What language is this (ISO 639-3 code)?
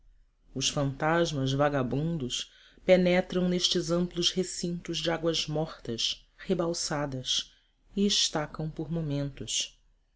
por